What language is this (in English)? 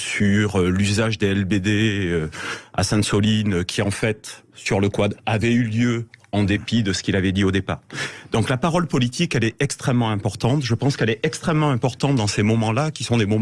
French